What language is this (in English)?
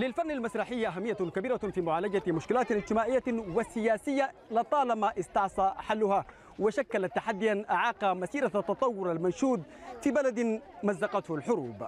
Arabic